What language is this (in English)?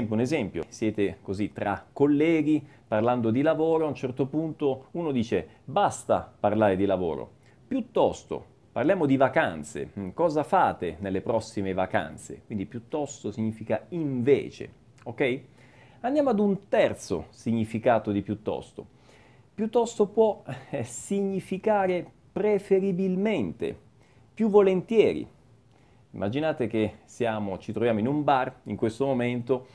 Italian